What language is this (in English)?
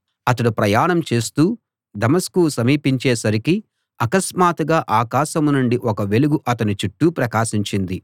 Telugu